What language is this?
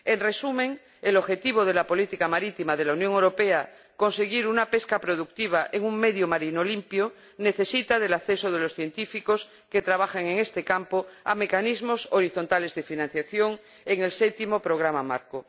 Spanish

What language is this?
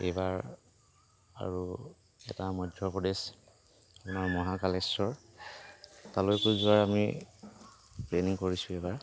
Assamese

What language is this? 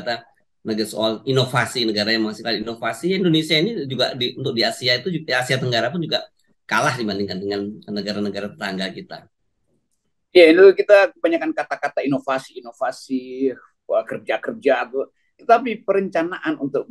Indonesian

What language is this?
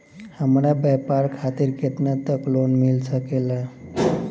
Bhojpuri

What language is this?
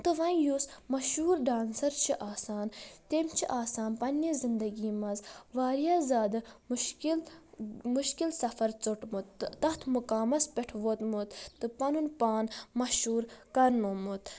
Kashmiri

